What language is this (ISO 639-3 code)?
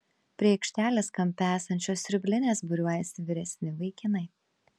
lit